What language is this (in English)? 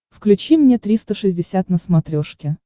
Russian